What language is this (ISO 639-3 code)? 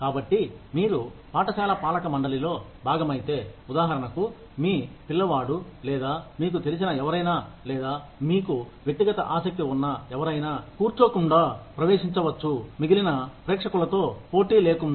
tel